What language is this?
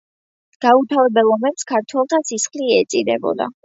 Georgian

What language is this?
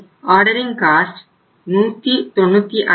Tamil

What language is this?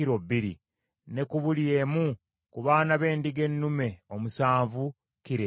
Ganda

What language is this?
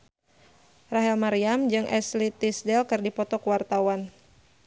Sundanese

